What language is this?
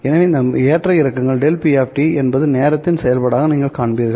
Tamil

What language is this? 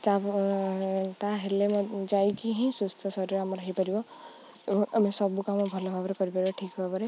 Odia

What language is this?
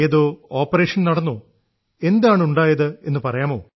Malayalam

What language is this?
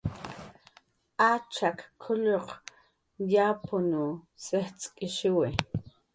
Jaqaru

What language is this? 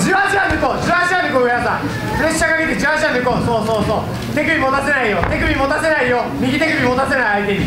Japanese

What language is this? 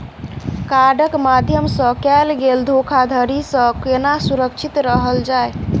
Maithili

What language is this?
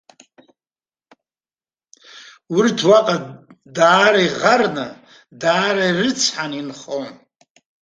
Abkhazian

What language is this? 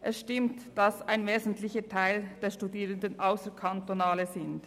Swiss German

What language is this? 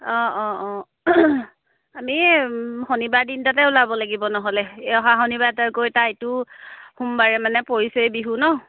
Assamese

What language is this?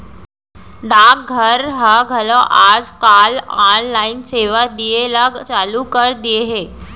Chhattisgarhi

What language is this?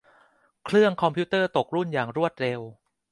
Thai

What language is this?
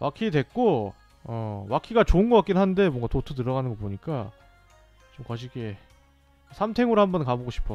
Korean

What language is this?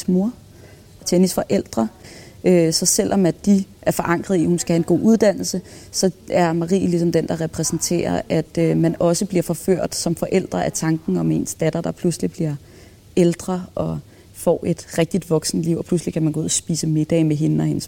Danish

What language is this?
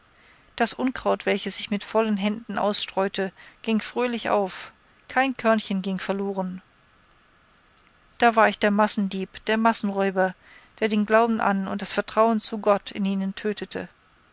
German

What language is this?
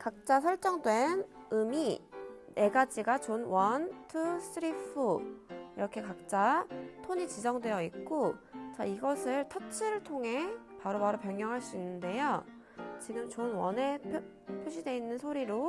Korean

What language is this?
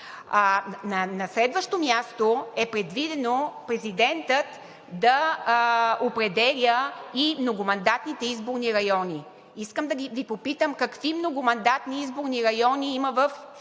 Bulgarian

